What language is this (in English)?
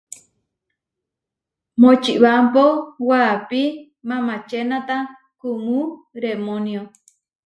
Huarijio